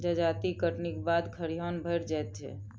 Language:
Maithili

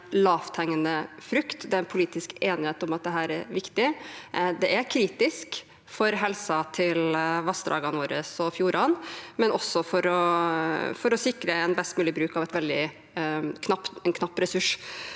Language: Norwegian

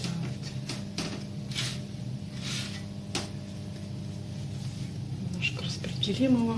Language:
Russian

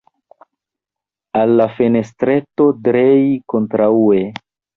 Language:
Esperanto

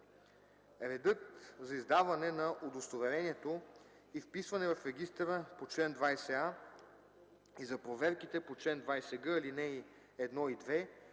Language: Bulgarian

